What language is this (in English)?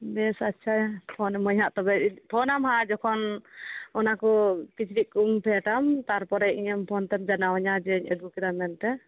Santali